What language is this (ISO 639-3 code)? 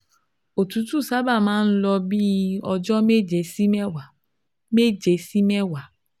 yor